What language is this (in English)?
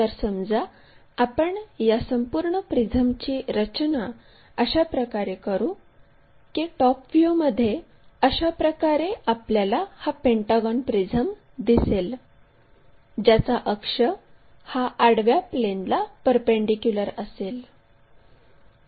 Marathi